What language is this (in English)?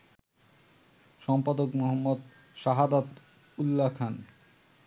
Bangla